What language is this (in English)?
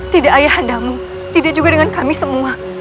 Indonesian